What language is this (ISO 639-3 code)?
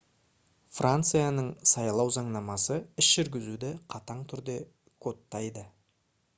kaz